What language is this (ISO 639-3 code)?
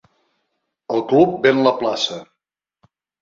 cat